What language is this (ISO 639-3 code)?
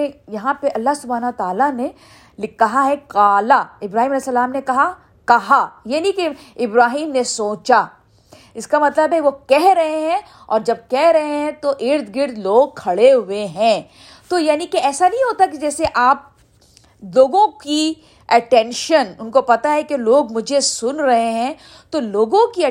urd